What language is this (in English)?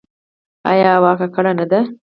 Pashto